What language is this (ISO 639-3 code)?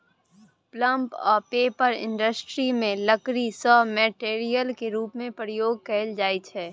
mai